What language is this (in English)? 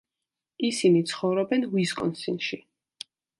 Georgian